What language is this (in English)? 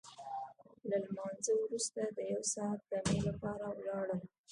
Pashto